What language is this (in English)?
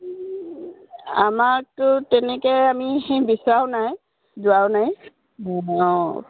Assamese